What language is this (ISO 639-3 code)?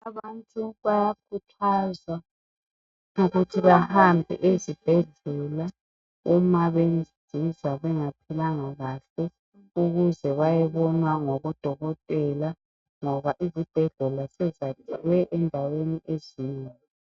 nde